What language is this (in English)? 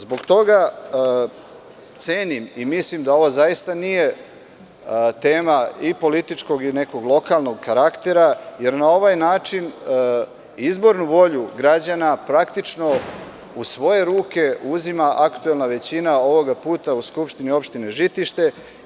Serbian